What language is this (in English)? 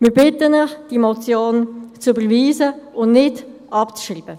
Swiss German